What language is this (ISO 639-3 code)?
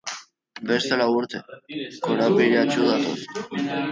eus